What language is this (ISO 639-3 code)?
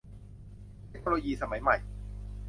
tha